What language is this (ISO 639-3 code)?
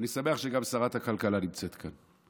heb